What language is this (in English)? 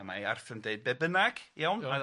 Welsh